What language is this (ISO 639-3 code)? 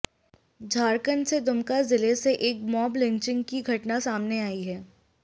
hin